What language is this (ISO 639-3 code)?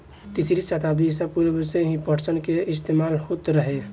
bho